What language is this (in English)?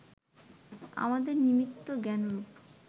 Bangla